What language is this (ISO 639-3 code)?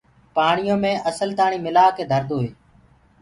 ggg